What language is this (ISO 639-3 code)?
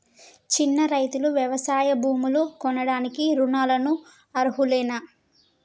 tel